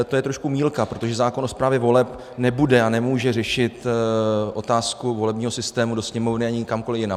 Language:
Czech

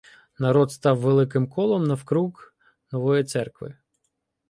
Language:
Ukrainian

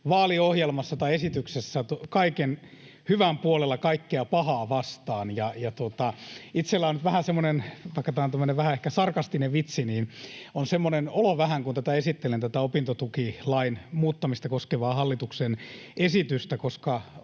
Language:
Finnish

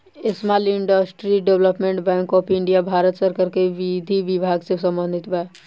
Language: Bhojpuri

